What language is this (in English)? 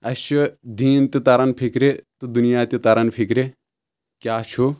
Kashmiri